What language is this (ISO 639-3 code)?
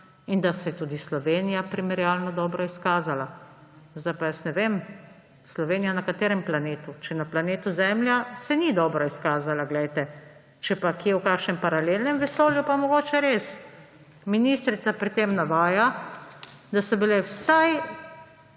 slv